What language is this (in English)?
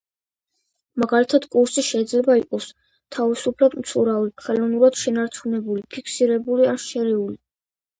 Georgian